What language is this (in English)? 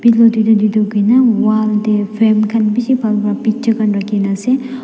Naga Pidgin